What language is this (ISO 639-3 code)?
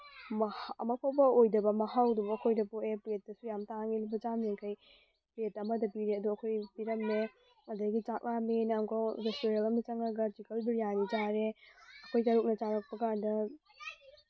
mni